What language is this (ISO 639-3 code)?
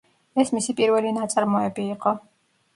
kat